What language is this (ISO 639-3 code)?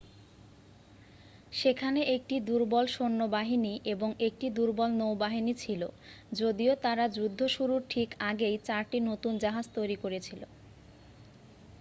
ben